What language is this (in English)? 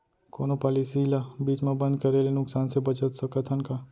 Chhattisgarhi